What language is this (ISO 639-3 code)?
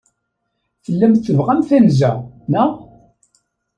kab